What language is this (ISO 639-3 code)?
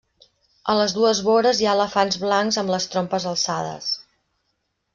cat